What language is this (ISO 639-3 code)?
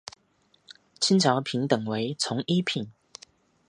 zho